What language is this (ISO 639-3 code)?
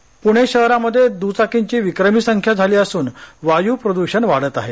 mar